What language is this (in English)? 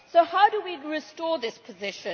English